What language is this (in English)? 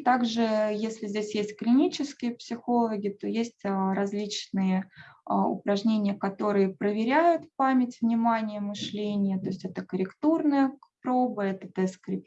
Russian